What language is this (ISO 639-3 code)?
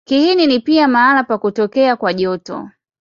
swa